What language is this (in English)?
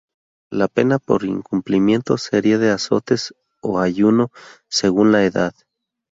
Spanish